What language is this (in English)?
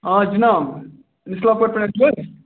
Kashmiri